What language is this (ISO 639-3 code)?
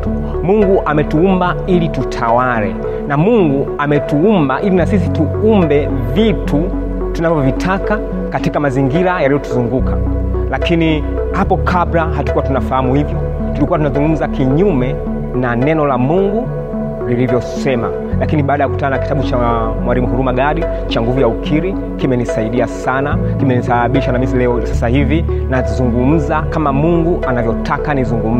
swa